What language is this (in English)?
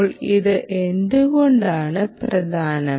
Malayalam